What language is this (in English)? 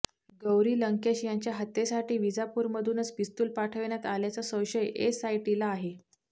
Marathi